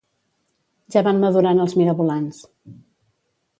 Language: Catalan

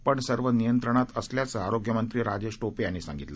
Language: Marathi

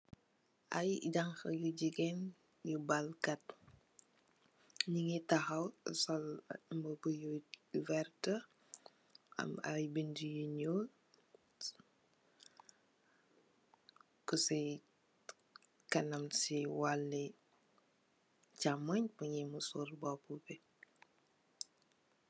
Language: Wolof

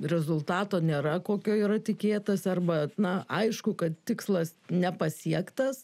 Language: Lithuanian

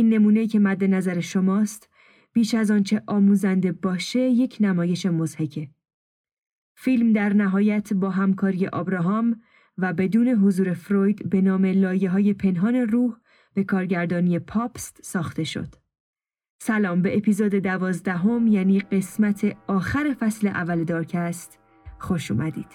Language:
Persian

